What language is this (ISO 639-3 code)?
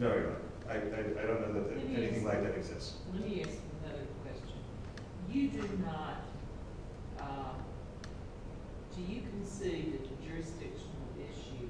eng